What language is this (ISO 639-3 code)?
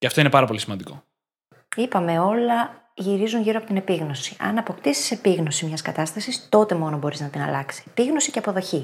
ell